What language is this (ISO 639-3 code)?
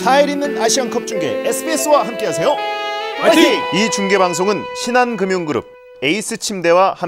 kor